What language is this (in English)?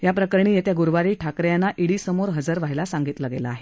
Marathi